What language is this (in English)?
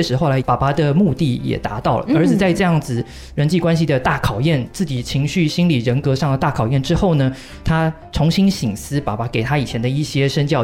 Chinese